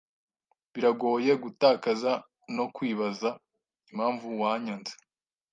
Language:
Kinyarwanda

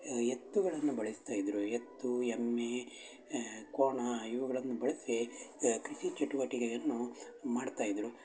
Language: Kannada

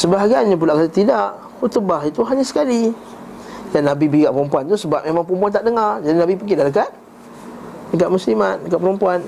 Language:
Malay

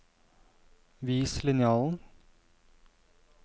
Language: Norwegian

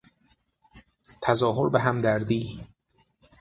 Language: Persian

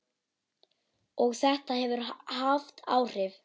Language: Icelandic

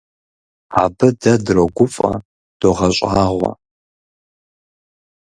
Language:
Kabardian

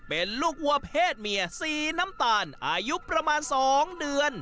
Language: Thai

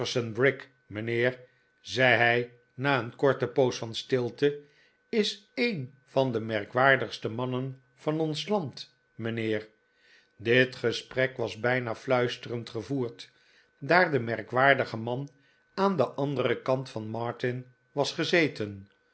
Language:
Dutch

